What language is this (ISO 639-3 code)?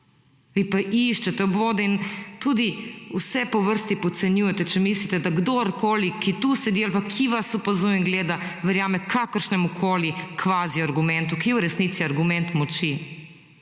slv